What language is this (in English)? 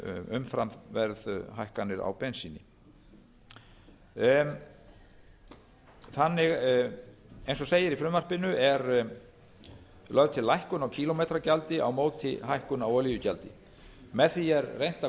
Icelandic